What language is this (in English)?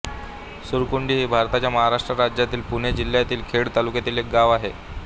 Marathi